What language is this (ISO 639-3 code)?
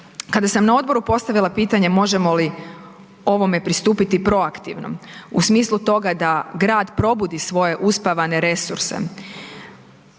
hrv